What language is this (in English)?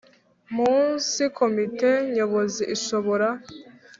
Kinyarwanda